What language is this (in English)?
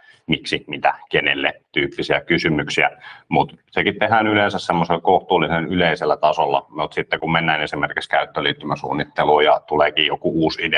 Finnish